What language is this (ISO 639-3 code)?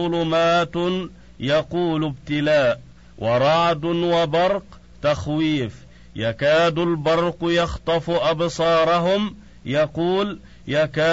ara